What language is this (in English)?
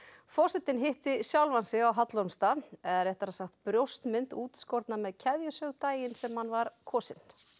Icelandic